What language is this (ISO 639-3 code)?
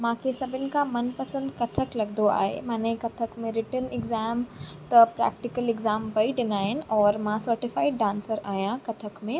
snd